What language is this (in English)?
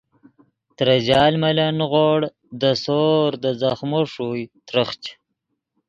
Yidgha